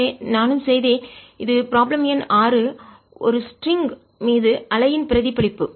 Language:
Tamil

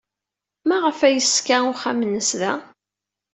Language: Kabyle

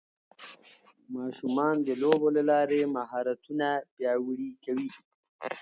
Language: Pashto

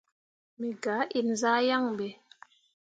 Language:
Mundang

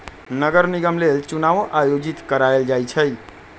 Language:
Magahi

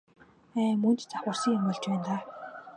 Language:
Mongolian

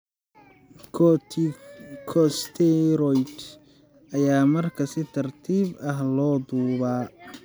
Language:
Somali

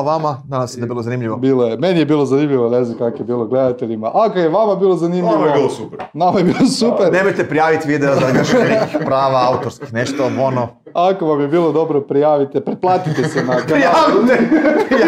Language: Croatian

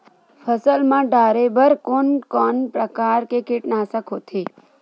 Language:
Chhattisgarhi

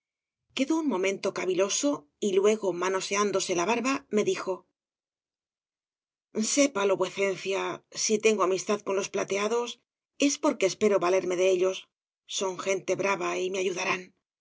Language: Spanish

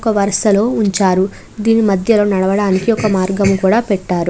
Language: Telugu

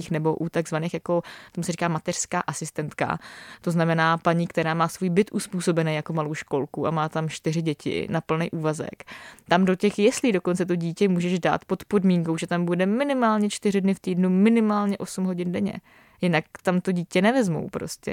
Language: Czech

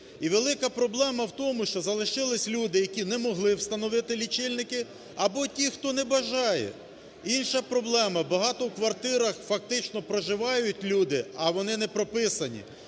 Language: Ukrainian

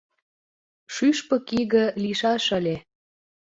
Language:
Mari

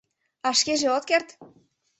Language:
Mari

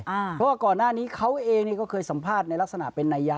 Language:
Thai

